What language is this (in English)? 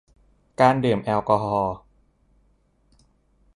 Thai